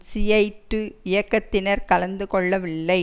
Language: Tamil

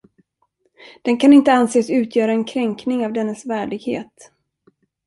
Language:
Swedish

